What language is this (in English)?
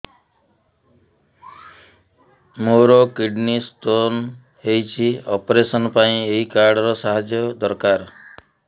Odia